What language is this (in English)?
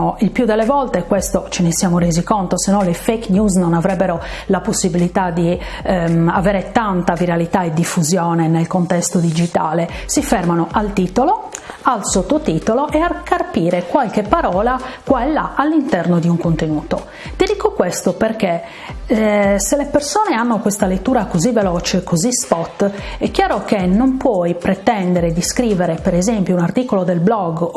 Italian